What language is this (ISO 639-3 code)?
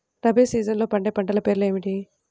tel